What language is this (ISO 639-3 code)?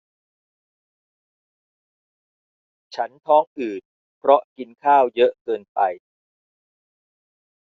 tha